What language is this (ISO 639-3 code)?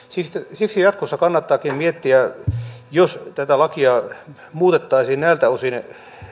fin